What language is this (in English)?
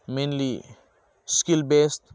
Bodo